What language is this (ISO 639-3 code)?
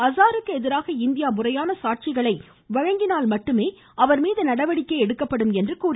tam